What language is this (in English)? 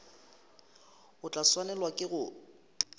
Northern Sotho